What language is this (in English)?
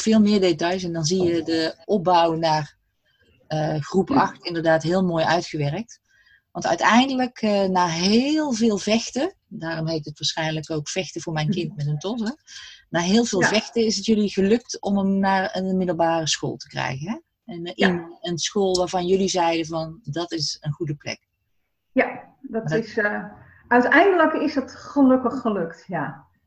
Dutch